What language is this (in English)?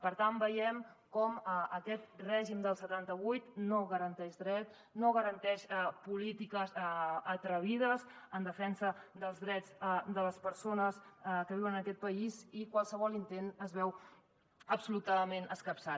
Catalan